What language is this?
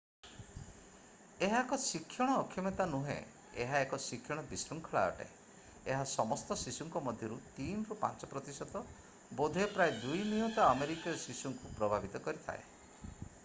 Odia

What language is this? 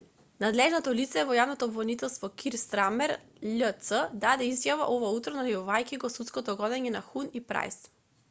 Macedonian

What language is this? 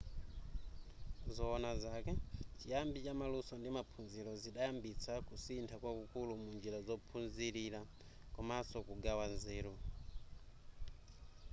Nyanja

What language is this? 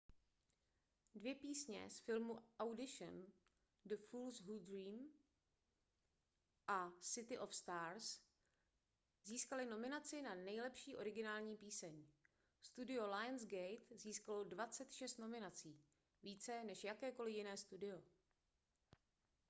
Czech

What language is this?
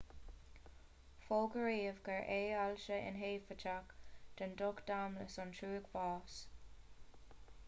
Irish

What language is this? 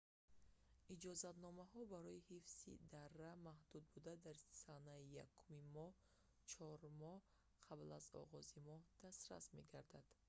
Tajik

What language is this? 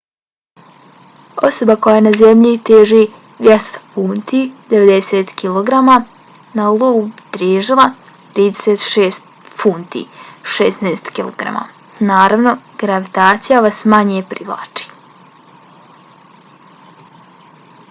Bosnian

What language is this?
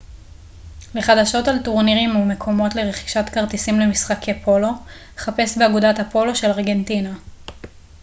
Hebrew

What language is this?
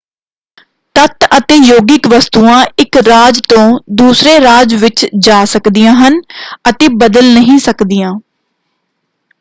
Punjabi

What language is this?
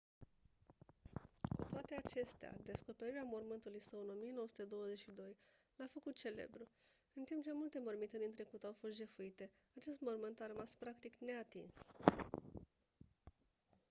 Romanian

